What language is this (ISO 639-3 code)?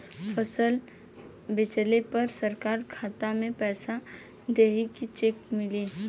bho